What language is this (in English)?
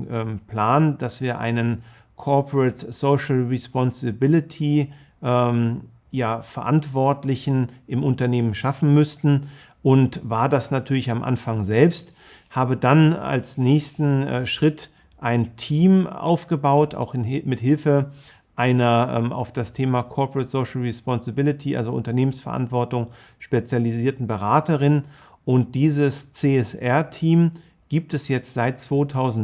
German